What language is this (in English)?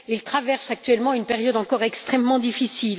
French